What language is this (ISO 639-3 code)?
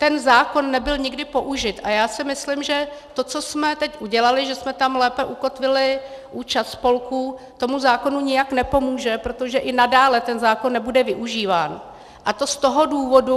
ces